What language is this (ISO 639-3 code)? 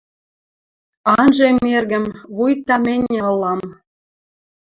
mrj